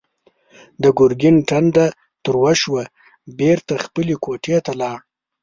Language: Pashto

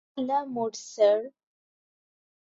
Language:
Bangla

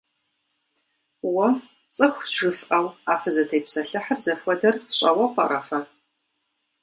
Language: Kabardian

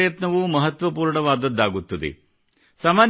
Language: Kannada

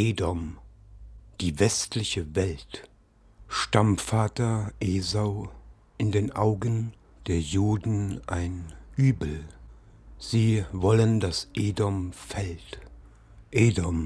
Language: German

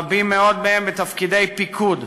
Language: Hebrew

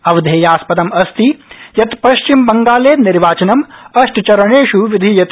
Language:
Sanskrit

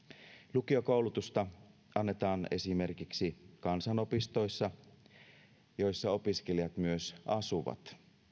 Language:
Finnish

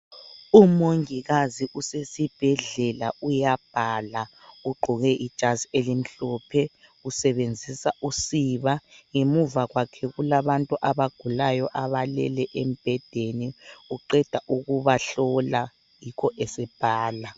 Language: North Ndebele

